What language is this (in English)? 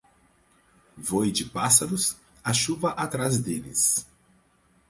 Portuguese